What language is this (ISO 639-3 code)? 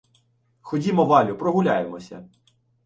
ukr